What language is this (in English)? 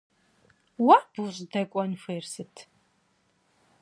Kabardian